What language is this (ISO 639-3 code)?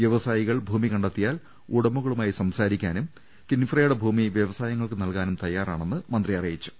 mal